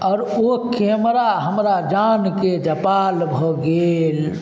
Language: Maithili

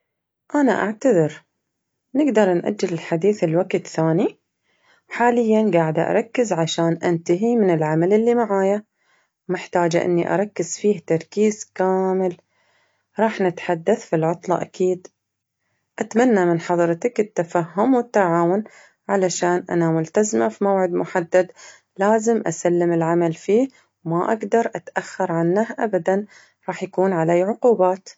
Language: Najdi Arabic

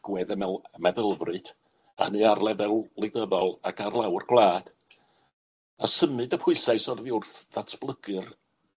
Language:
Welsh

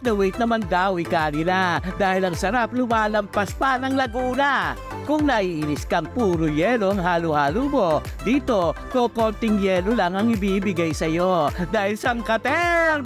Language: Filipino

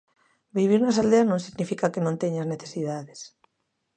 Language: Galician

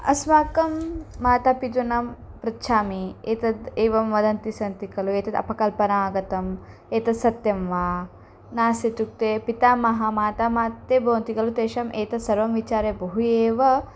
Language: Sanskrit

